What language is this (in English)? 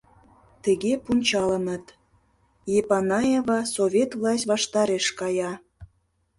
Mari